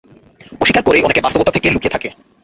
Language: Bangla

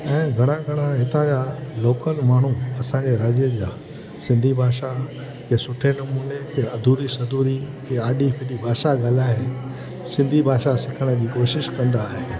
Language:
Sindhi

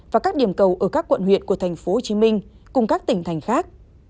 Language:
Vietnamese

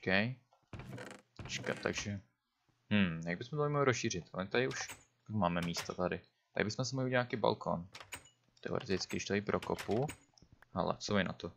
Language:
Czech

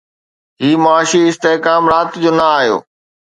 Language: Sindhi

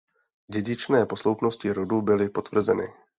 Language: Czech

